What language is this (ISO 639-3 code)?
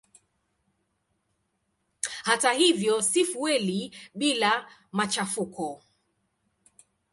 swa